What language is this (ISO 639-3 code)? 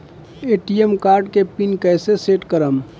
bho